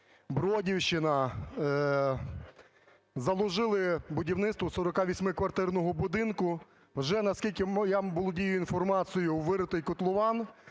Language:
Ukrainian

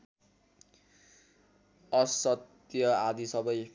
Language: Nepali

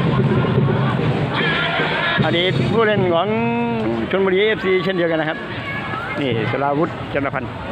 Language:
Thai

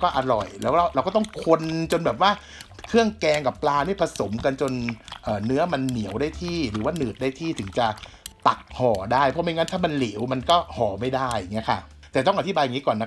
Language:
Thai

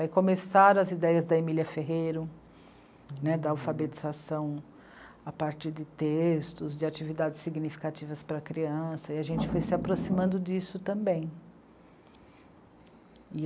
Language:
Portuguese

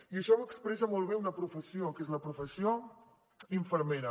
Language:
Catalan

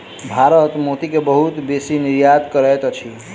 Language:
Maithili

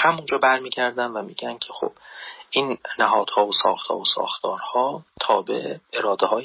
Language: Persian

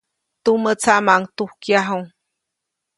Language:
Copainalá Zoque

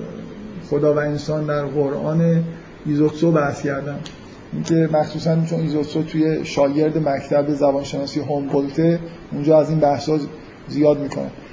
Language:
Persian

